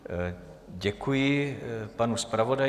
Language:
Czech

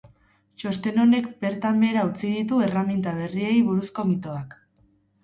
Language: Basque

